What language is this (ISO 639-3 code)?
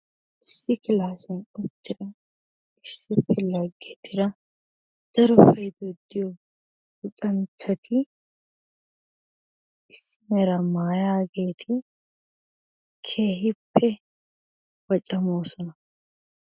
wal